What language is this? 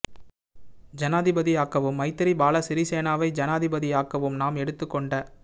Tamil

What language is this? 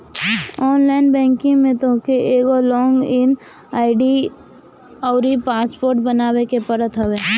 Bhojpuri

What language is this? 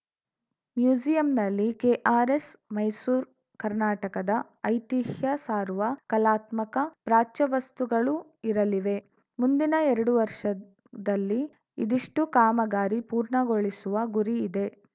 Kannada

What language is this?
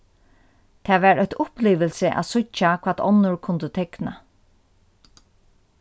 Faroese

